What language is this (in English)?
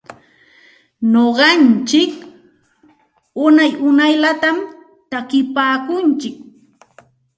Santa Ana de Tusi Pasco Quechua